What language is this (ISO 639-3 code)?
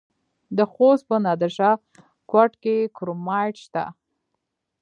pus